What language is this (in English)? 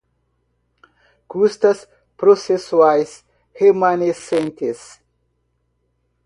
Portuguese